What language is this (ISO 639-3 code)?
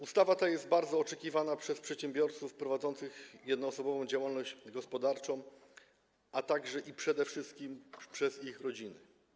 pol